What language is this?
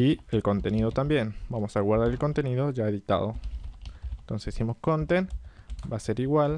Spanish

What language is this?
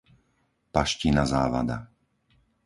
Slovak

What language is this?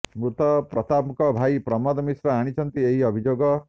Odia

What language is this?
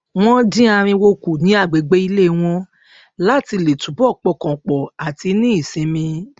Yoruba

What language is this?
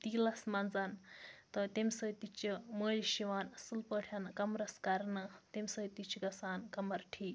Kashmiri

